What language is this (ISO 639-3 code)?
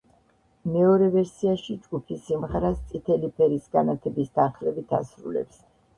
kat